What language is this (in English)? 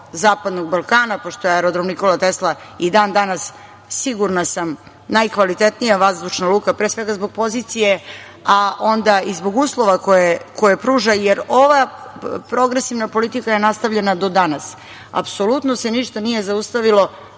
Serbian